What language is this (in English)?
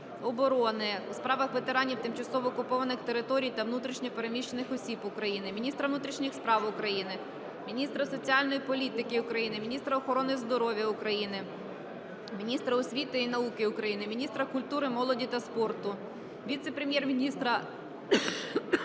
Ukrainian